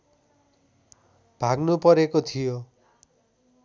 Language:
Nepali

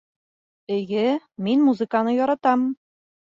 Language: Bashkir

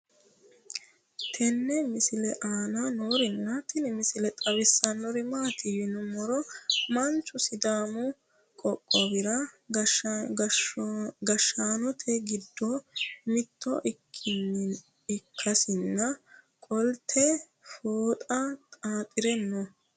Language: Sidamo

